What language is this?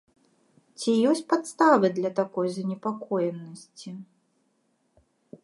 Belarusian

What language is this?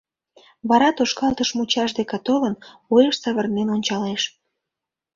Mari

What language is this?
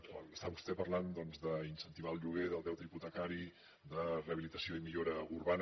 Catalan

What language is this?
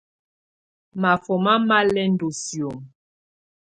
Tunen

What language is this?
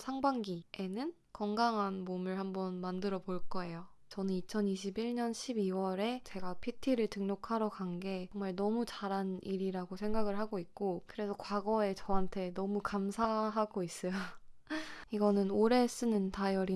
Korean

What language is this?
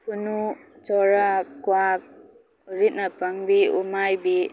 Manipuri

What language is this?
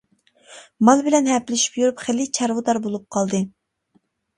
Uyghur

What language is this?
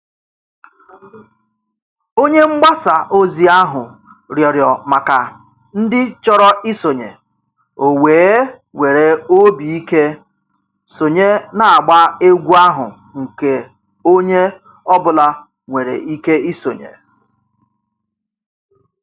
Igbo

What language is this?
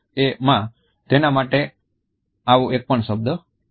Gujarati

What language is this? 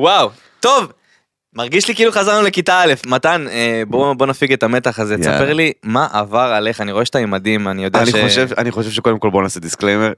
Hebrew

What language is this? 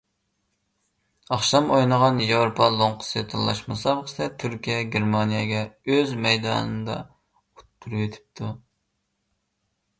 Uyghur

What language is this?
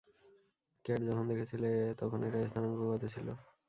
Bangla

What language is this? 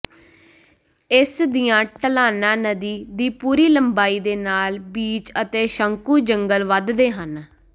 Punjabi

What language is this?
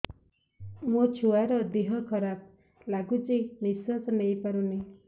Odia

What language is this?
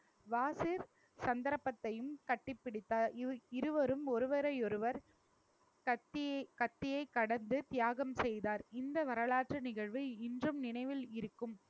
Tamil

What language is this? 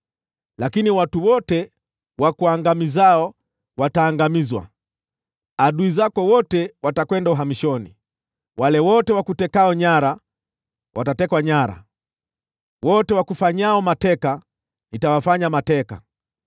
Swahili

